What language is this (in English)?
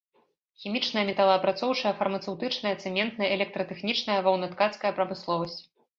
Belarusian